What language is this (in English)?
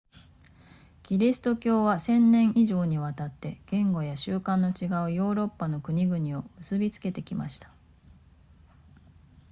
Japanese